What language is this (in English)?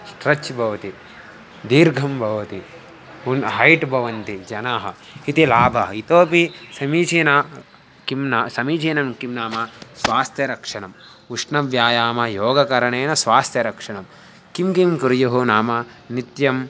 Sanskrit